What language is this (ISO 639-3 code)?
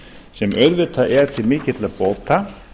isl